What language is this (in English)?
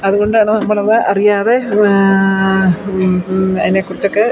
Malayalam